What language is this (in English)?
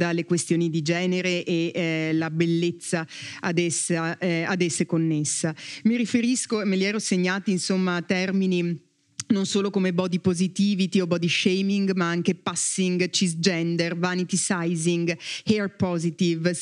Italian